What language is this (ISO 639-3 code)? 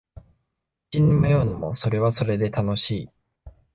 jpn